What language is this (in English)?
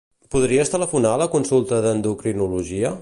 Catalan